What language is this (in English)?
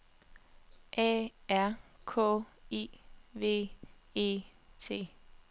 Danish